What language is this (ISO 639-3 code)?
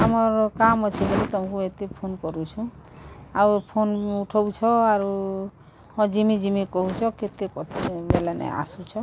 ori